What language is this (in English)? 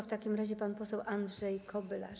Polish